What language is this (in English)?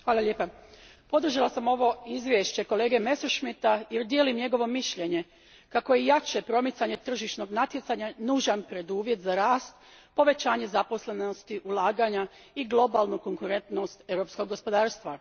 Croatian